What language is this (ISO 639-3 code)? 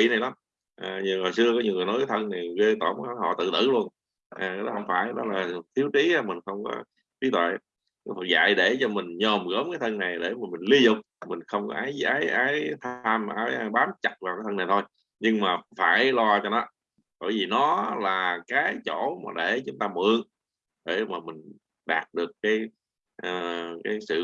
vie